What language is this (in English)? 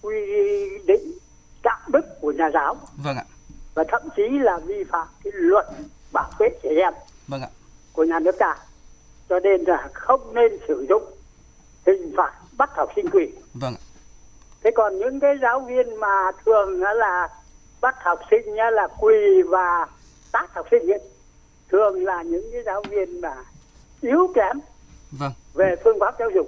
Vietnamese